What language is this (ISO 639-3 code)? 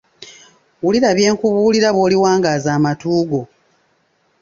lug